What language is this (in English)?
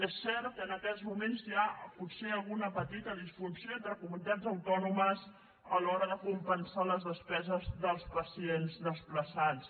Catalan